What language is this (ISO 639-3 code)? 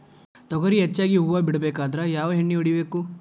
kan